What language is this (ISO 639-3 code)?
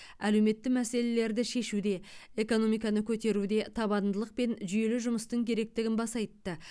kaz